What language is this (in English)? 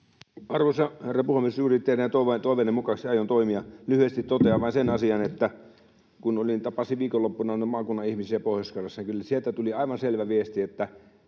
Finnish